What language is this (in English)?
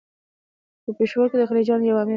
Pashto